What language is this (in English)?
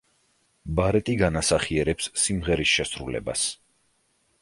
Georgian